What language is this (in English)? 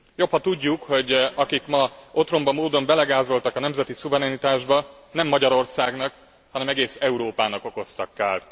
Hungarian